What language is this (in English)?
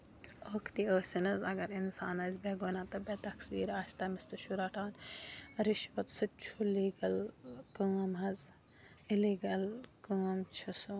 Kashmiri